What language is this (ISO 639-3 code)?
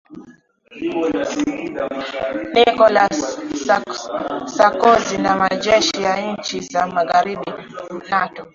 swa